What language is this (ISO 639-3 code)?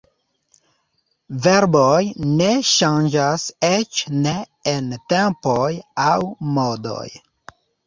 epo